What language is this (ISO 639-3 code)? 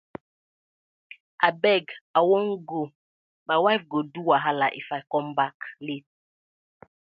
pcm